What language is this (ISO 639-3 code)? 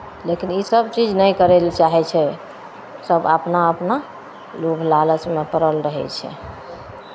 mai